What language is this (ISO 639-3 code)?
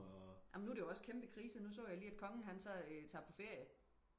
dan